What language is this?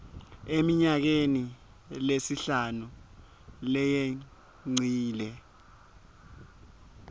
Swati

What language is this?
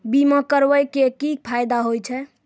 Maithili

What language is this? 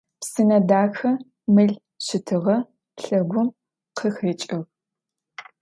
Adyghe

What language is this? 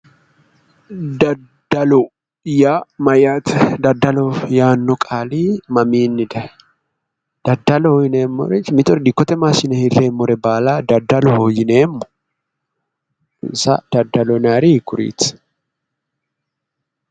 Sidamo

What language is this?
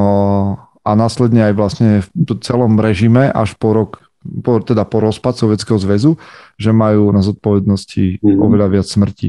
Slovak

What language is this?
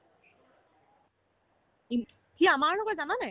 Assamese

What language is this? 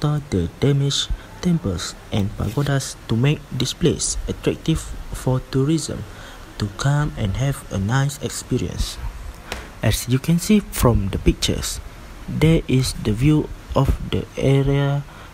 Indonesian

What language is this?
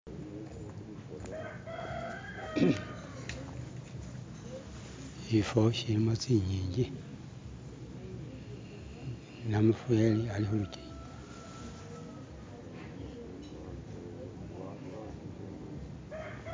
Masaaba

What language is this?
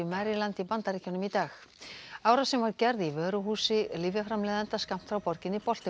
Icelandic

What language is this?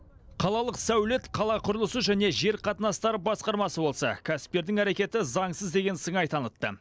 Kazakh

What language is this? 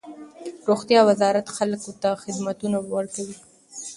Pashto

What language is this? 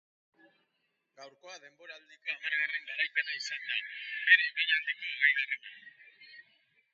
Basque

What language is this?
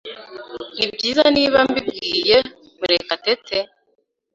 Kinyarwanda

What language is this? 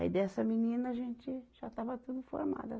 Portuguese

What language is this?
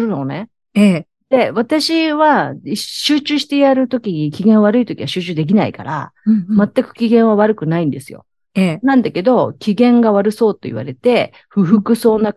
Japanese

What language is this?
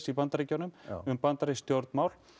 Icelandic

